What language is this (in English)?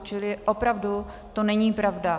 Czech